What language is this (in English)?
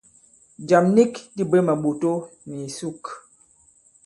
Bankon